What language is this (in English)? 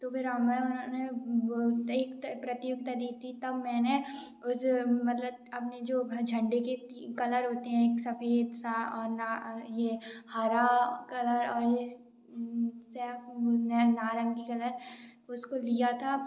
Hindi